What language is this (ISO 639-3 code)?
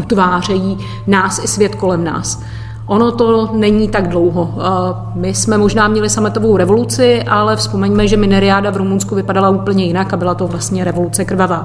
ces